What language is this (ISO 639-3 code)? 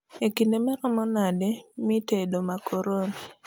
luo